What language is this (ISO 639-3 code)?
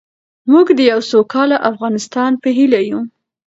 pus